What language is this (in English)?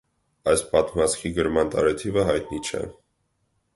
Armenian